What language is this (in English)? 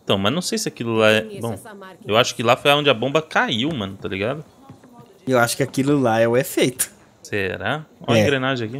Portuguese